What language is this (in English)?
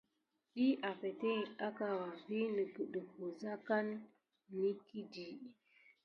Gidar